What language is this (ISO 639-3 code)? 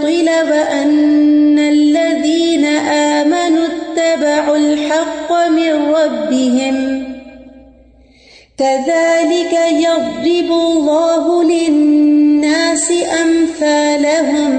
urd